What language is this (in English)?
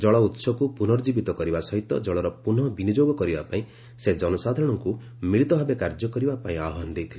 Odia